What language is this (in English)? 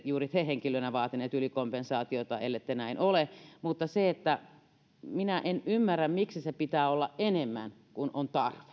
Finnish